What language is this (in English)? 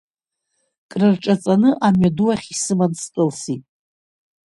Abkhazian